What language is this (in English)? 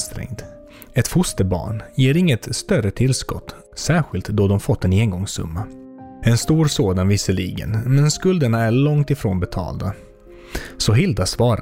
Swedish